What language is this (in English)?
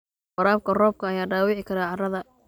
Somali